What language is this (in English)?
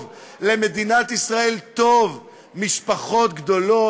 Hebrew